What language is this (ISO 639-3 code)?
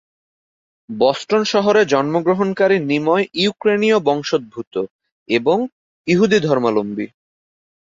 ben